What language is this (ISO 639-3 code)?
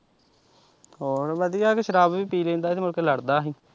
pan